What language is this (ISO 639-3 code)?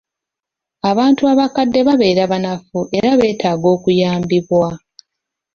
lug